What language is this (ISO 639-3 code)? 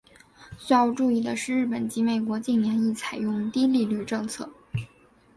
zho